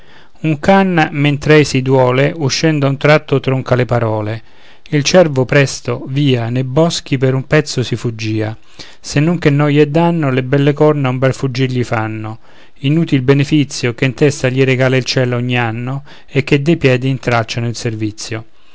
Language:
Italian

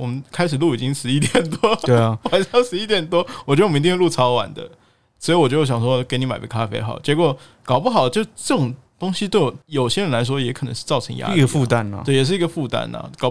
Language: Chinese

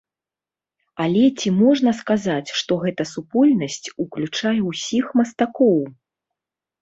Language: Belarusian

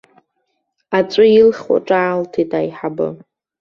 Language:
Abkhazian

